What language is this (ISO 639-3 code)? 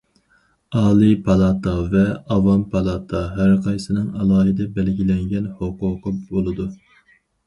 uig